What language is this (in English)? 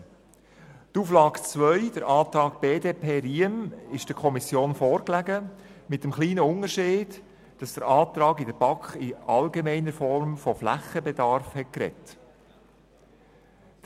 Swiss German